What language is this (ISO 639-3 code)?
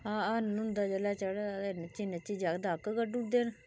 doi